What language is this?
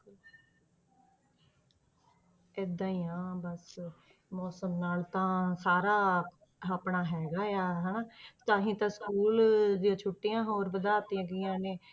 Punjabi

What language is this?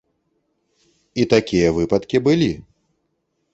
Belarusian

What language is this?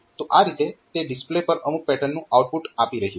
Gujarati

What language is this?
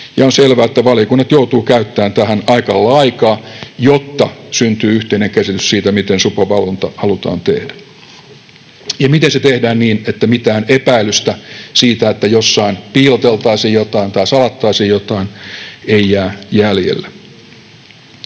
Finnish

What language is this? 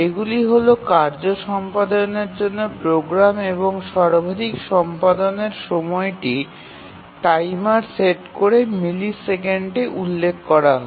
Bangla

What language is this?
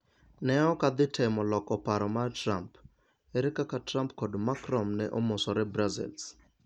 Luo (Kenya and Tanzania)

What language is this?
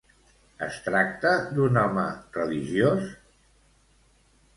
Catalan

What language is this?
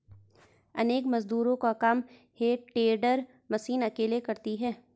Hindi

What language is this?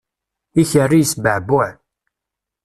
Kabyle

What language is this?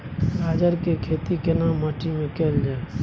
Maithili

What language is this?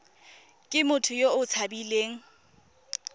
Tswana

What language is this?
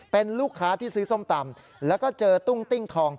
Thai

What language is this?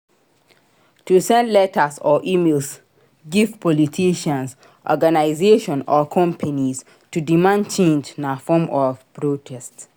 Nigerian Pidgin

